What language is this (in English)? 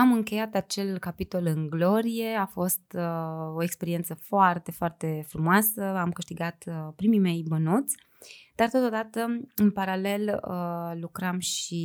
Romanian